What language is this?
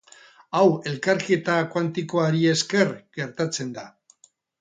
Basque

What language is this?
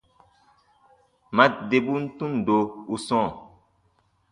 Baatonum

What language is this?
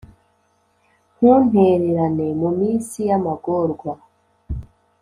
Kinyarwanda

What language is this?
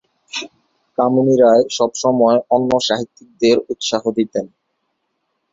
Bangla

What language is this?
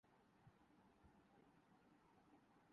Urdu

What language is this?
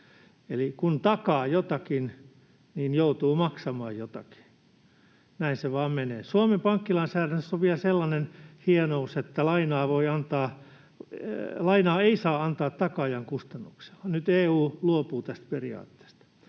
Finnish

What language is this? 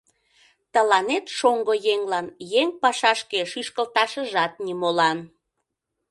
Mari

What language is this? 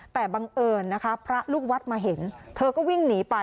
Thai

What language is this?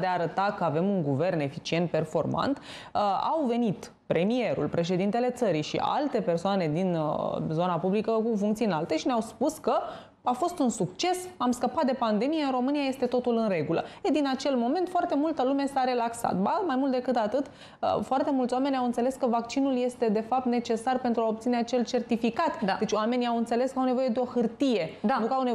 Romanian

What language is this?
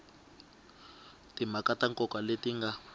Tsonga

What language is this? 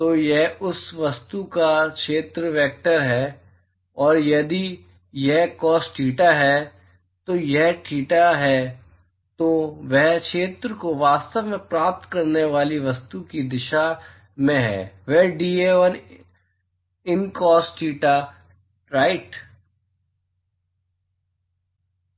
Hindi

